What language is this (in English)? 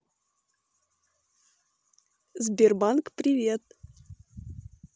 Russian